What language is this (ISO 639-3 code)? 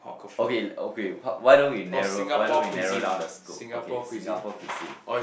eng